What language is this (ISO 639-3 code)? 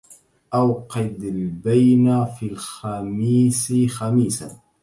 ara